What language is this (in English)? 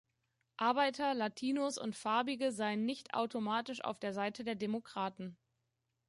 German